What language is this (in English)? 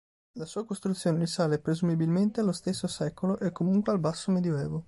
Italian